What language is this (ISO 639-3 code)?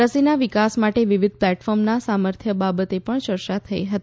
guj